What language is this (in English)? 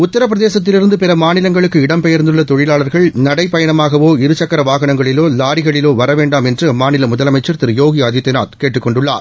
Tamil